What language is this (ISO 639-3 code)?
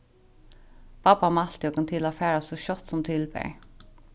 fao